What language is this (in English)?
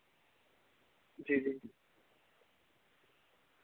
Dogri